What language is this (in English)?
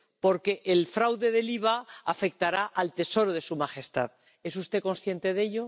Spanish